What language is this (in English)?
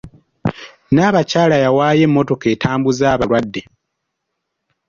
Ganda